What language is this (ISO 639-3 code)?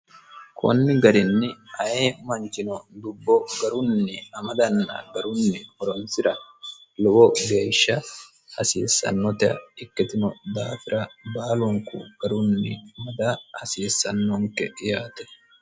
sid